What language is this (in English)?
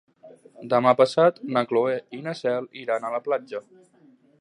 Catalan